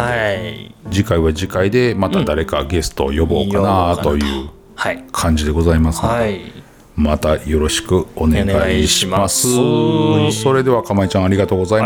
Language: Japanese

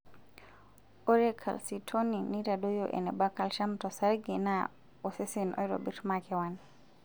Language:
Masai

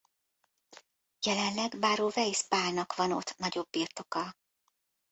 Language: Hungarian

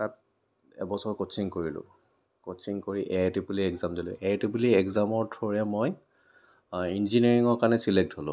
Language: Assamese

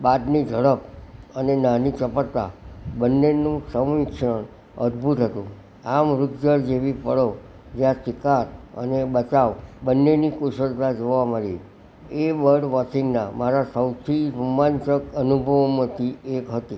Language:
Gujarati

